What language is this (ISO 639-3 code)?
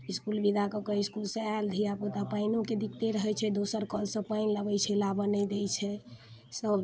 mai